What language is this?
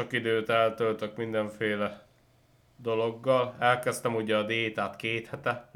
Hungarian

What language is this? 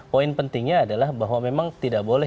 Indonesian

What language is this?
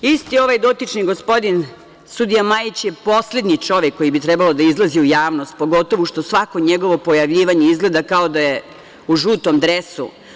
Serbian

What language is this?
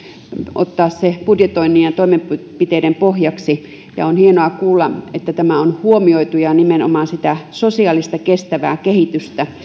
Finnish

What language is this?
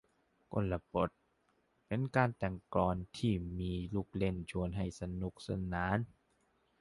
Thai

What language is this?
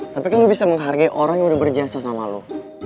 Indonesian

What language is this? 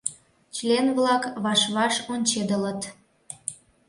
Mari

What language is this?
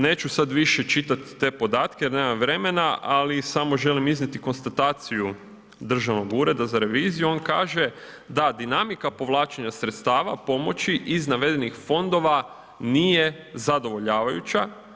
Croatian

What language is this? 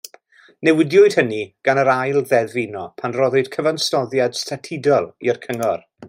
Welsh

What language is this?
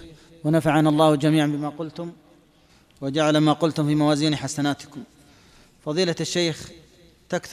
Arabic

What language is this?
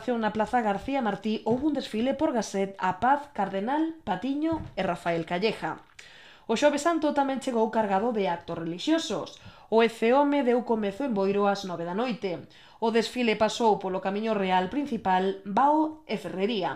Spanish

